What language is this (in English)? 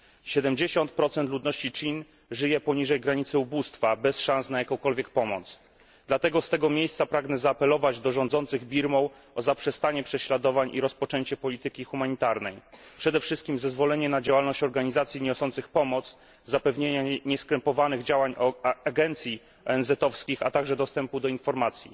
Polish